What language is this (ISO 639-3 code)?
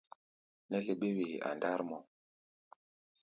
gba